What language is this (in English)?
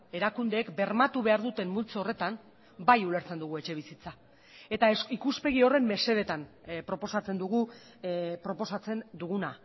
Basque